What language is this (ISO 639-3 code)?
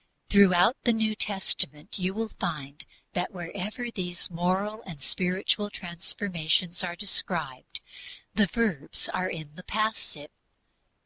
eng